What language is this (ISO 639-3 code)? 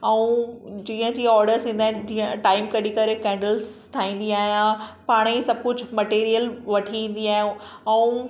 snd